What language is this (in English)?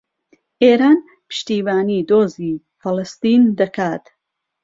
Central Kurdish